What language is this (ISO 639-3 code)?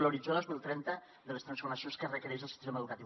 cat